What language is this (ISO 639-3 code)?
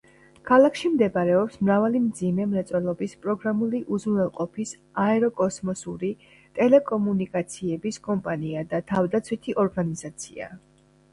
kat